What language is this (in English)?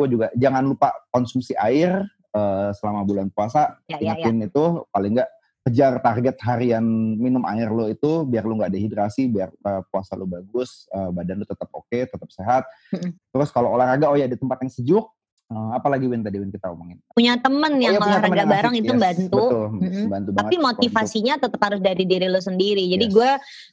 Indonesian